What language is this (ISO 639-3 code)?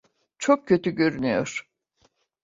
tur